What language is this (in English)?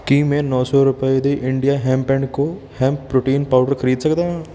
Punjabi